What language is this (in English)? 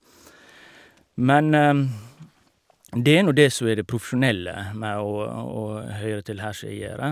Norwegian